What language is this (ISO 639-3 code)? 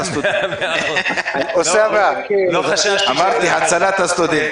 heb